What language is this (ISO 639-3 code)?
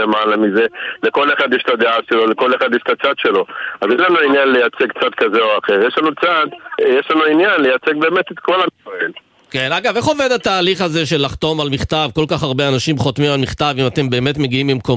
heb